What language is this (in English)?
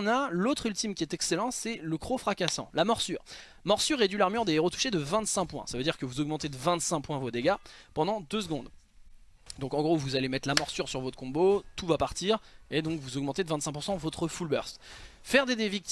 French